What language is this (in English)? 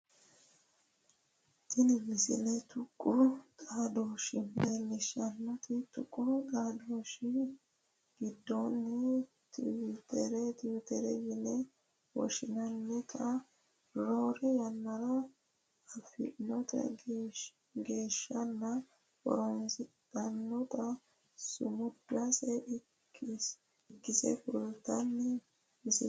Sidamo